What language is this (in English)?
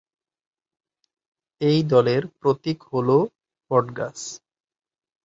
Bangla